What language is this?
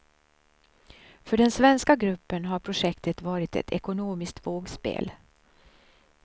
Swedish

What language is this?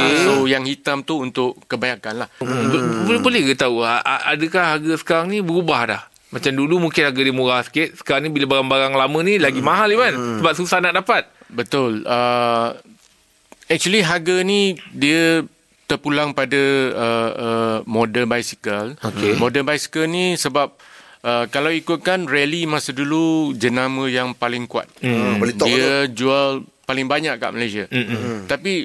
Malay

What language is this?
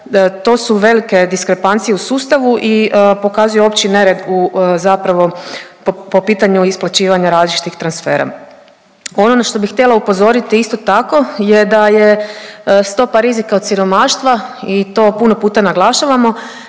Croatian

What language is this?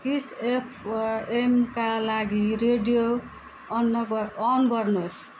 Nepali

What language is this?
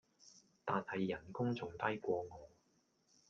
Cantonese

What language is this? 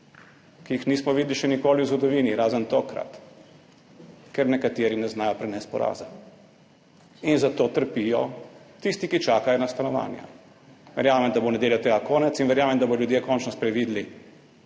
Slovenian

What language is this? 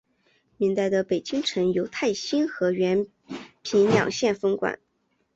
Chinese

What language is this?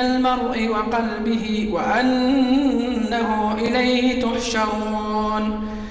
Arabic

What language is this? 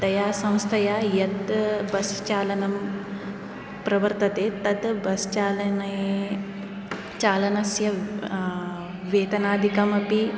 Sanskrit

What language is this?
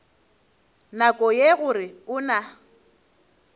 Northern Sotho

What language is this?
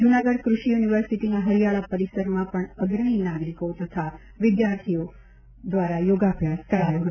Gujarati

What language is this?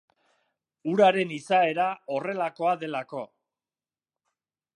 Basque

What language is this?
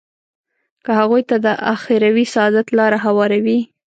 Pashto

